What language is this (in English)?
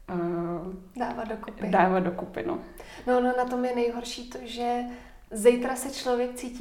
Czech